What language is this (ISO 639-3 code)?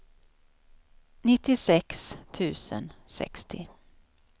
swe